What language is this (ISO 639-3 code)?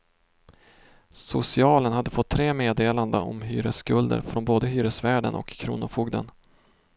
swe